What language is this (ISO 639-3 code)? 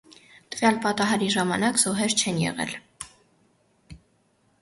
hye